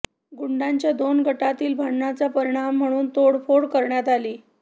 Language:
Marathi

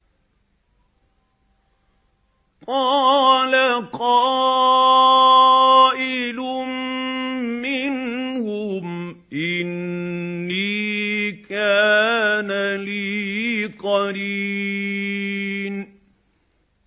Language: Arabic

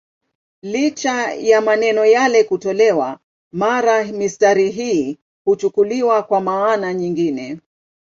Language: Swahili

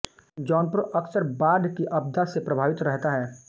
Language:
Hindi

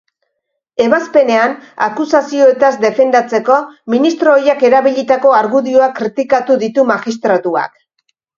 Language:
Basque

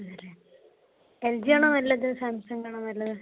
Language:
Malayalam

